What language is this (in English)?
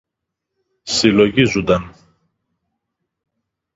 Greek